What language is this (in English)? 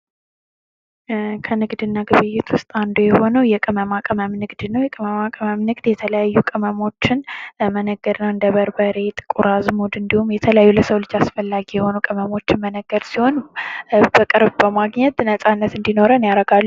Amharic